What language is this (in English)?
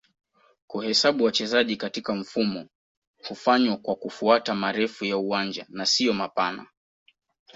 Swahili